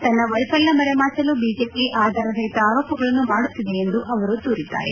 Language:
Kannada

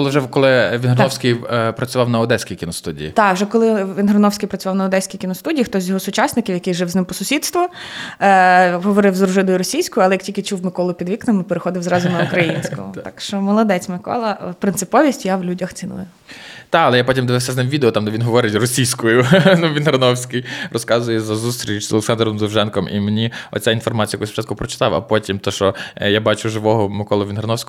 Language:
Ukrainian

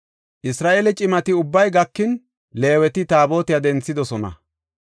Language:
Gofa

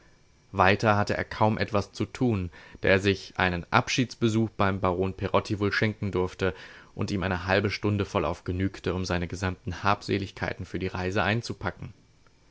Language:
German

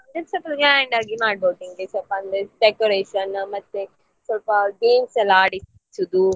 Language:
Kannada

